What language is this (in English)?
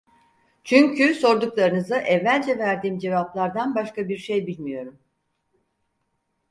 Turkish